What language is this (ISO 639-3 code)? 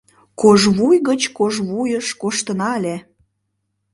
chm